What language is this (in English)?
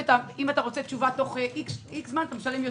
Hebrew